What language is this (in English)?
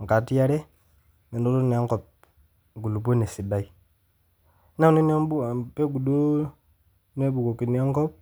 Masai